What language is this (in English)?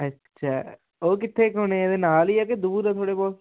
Punjabi